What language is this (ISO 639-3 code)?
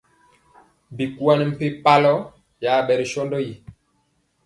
mcx